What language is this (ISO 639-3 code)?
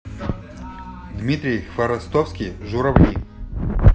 rus